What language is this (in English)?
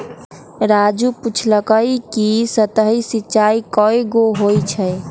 Magahi